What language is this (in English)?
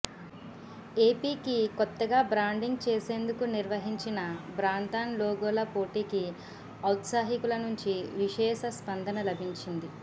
Telugu